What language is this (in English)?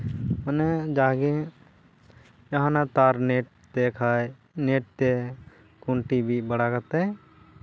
Santali